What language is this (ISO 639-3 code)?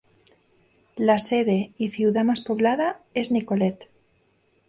spa